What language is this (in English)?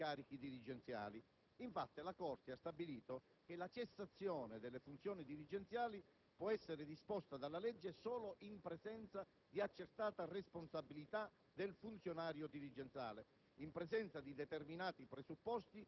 Italian